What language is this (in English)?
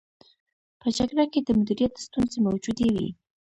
Pashto